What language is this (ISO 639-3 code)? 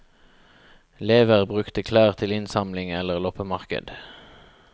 nor